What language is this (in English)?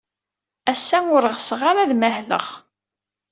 Kabyle